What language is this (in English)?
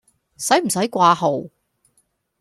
Cantonese